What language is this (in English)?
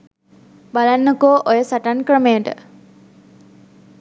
Sinhala